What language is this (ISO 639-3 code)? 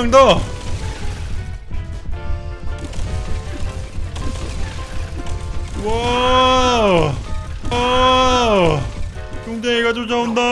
kor